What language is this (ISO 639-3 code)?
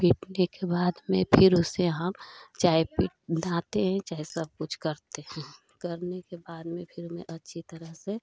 hin